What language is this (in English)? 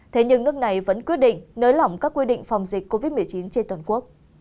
Vietnamese